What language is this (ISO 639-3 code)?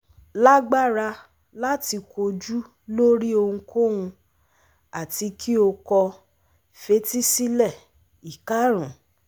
yor